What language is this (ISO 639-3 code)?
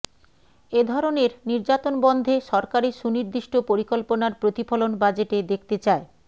ben